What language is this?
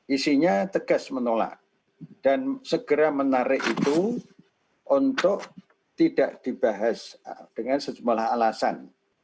Indonesian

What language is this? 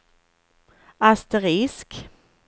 Swedish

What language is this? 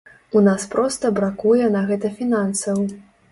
Belarusian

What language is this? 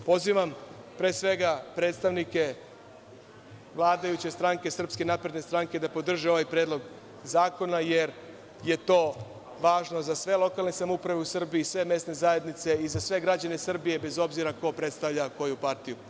Serbian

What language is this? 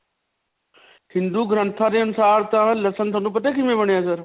Punjabi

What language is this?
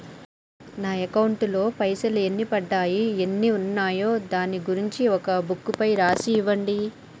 Telugu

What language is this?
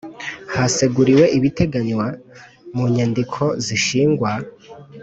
Kinyarwanda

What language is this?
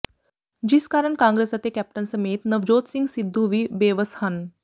Punjabi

